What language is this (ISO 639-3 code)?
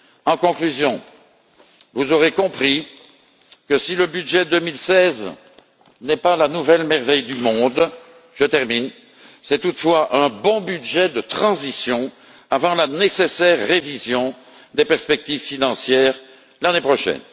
fra